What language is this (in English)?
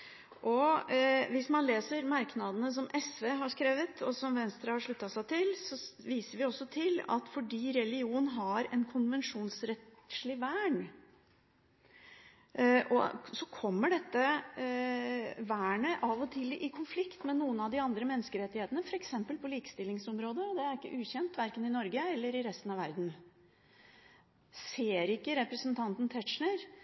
Norwegian Bokmål